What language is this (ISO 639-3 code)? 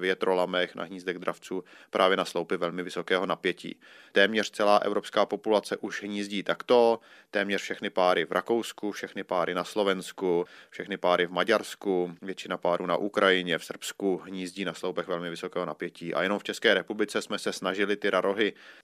ces